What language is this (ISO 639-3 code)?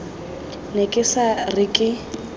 tsn